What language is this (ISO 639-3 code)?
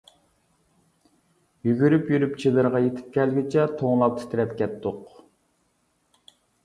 uig